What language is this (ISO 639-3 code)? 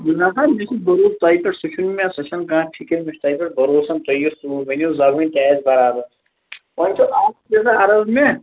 kas